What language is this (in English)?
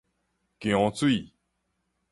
Min Nan Chinese